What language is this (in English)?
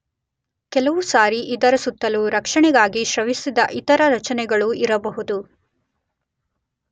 Kannada